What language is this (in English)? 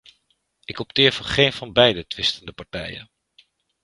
Dutch